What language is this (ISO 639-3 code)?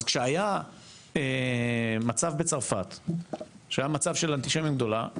heb